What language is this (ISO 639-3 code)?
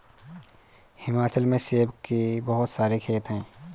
hin